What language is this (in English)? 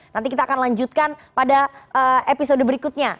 Indonesian